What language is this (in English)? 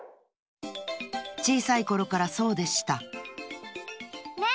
Japanese